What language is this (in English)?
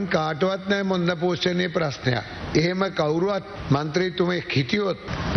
Turkish